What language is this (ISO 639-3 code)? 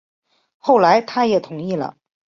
zho